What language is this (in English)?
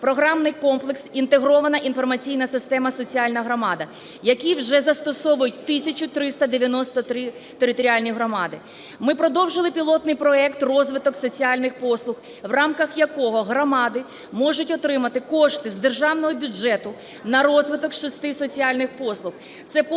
Ukrainian